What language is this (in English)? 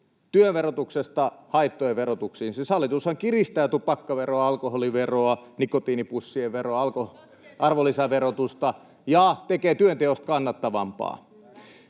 Finnish